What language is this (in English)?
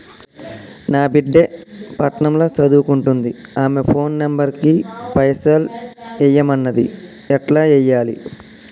Telugu